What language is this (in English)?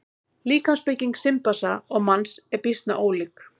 Icelandic